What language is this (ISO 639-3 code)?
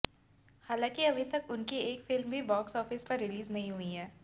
hin